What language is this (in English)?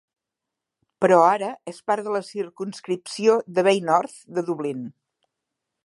Catalan